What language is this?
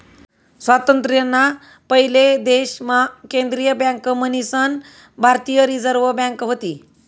Marathi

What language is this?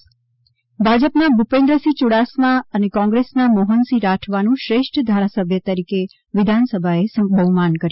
Gujarati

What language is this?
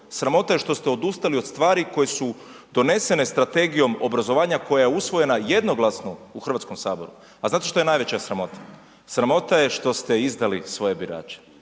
Croatian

